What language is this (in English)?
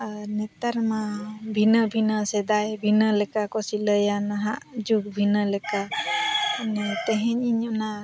Santali